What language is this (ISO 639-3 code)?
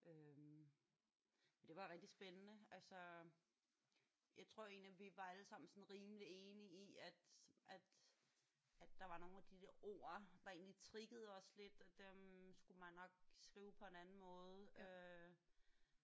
dan